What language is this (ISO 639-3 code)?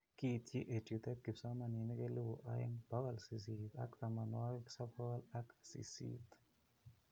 kln